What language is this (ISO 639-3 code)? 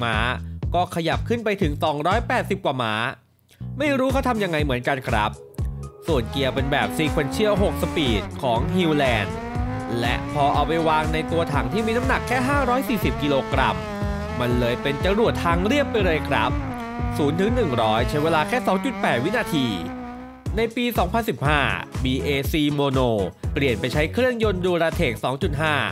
tha